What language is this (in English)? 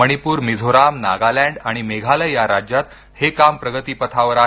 Marathi